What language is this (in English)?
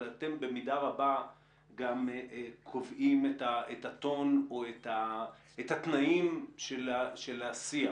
Hebrew